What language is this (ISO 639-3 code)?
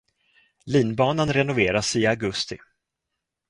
swe